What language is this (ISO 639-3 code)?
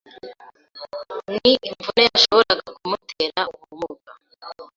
kin